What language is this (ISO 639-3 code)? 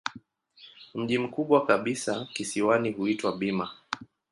swa